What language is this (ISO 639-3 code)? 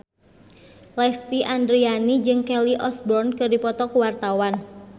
sun